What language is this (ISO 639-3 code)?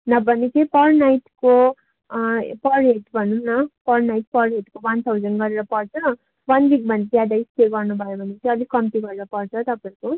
nep